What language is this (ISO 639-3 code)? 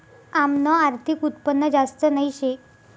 mar